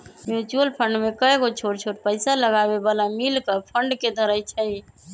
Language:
Magahi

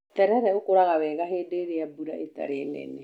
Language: Kikuyu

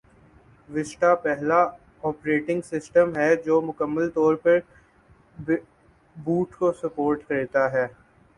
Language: Urdu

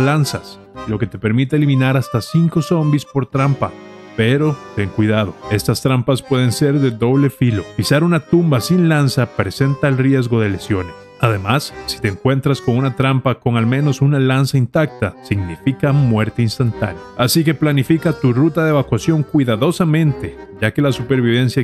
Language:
Spanish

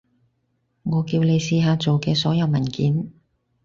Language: Cantonese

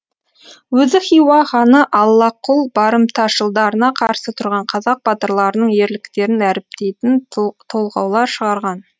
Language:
Kazakh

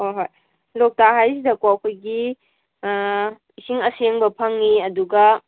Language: Manipuri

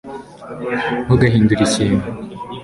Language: Kinyarwanda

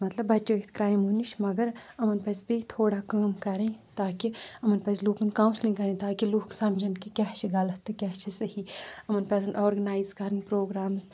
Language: Kashmiri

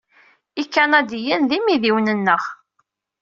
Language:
Kabyle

